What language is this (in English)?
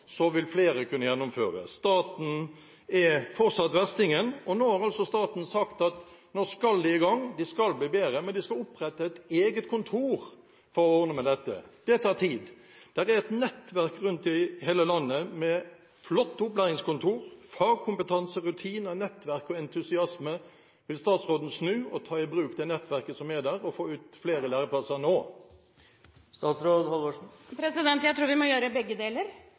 Norwegian Bokmål